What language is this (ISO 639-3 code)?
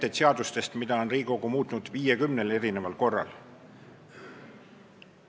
est